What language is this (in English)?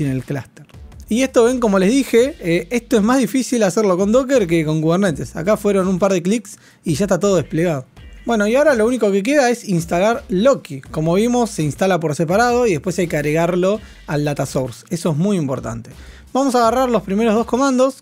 Spanish